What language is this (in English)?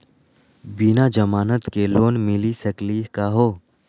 Magahi